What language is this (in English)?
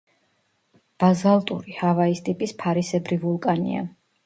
Georgian